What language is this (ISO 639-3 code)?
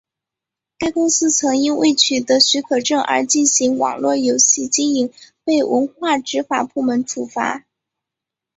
zho